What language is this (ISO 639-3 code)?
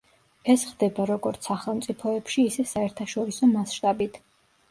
kat